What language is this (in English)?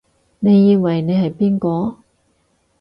Cantonese